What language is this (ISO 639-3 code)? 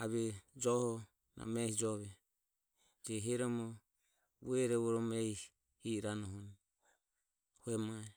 aom